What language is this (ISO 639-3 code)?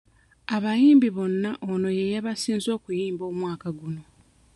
lug